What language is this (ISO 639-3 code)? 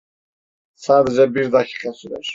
tur